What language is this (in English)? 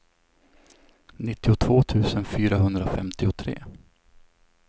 Swedish